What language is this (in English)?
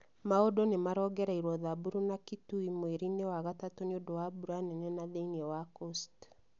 Kikuyu